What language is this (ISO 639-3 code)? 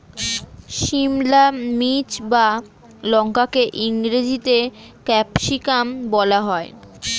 ben